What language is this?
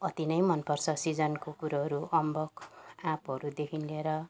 Nepali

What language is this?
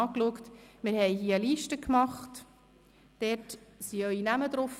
Swiss German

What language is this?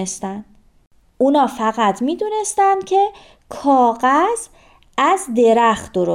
Persian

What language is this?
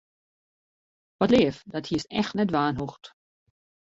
Western Frisian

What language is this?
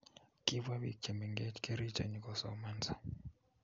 Kalenjin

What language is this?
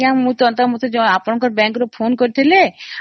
Odia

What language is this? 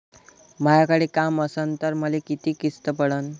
Marathi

